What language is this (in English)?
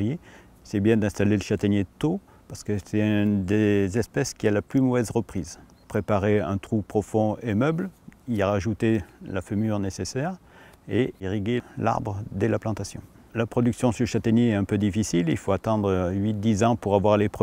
French